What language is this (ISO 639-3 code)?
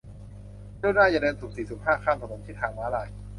tha